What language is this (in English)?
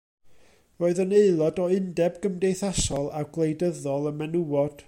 Welsh